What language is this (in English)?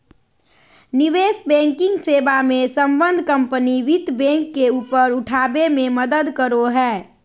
Magahi